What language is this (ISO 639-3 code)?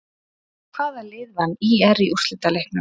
isl